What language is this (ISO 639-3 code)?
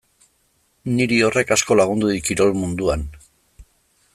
eus